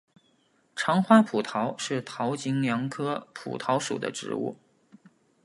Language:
Chinese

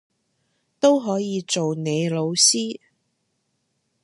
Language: Cantonese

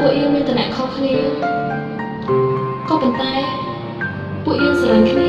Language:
Vietnamese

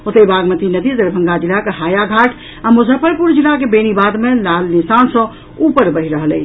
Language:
Maithili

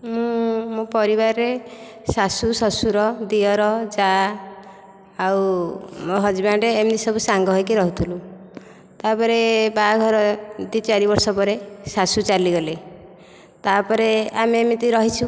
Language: Odia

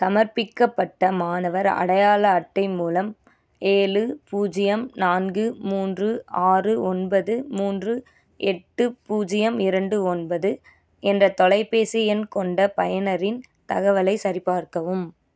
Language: Tamil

